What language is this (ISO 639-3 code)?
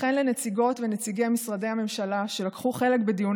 heb